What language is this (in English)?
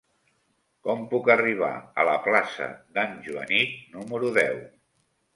Catalan